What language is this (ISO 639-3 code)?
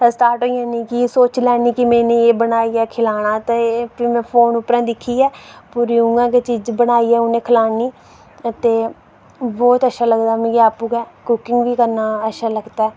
doi